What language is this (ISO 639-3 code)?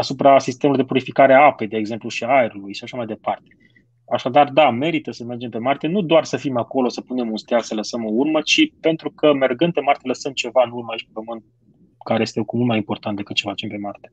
ron